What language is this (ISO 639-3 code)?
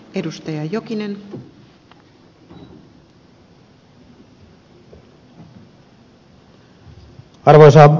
fin